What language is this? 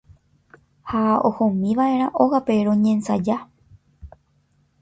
Guarani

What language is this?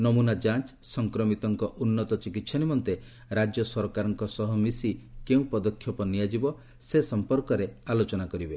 Odia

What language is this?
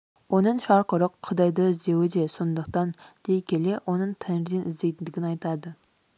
Kazakh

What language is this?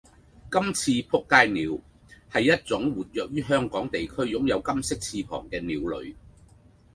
Cantonese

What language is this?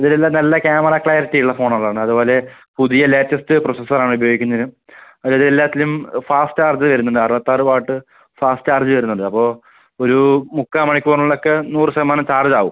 Malayalam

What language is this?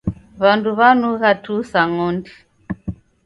Taita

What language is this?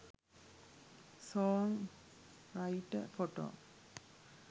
Sinhala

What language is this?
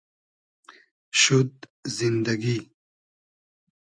Hazaragi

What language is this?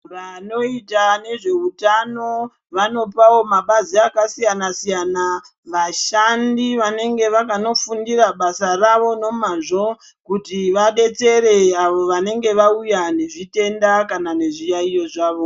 Ndau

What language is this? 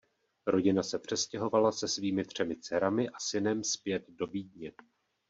Czech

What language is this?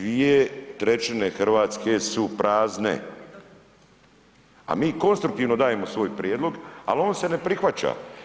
Croatian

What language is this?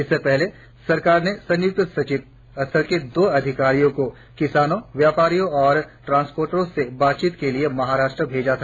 Hindi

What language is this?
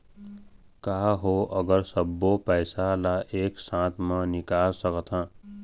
Chhattisgarhi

